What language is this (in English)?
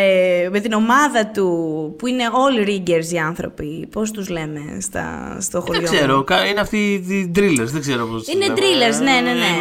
Greek